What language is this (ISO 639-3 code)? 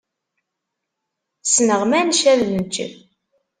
kab